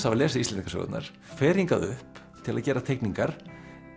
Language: Icelandic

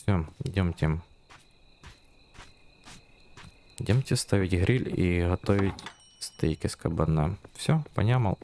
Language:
Russian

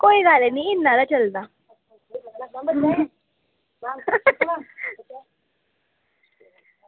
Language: Dogri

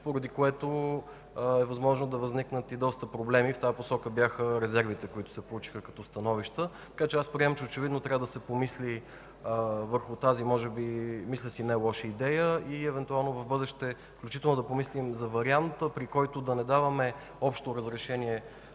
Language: Bulgarian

